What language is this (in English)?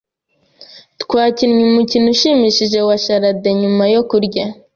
Kinyarwanda